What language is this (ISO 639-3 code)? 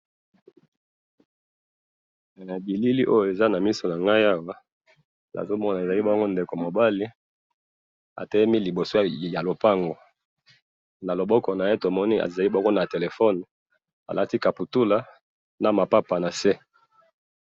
lin